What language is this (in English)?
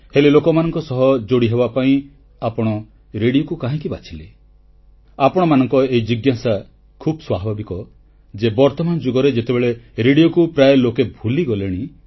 Odia